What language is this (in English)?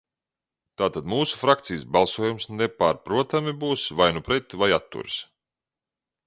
Latvian